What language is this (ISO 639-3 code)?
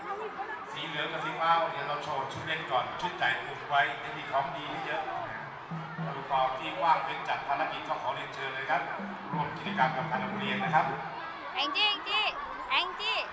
tha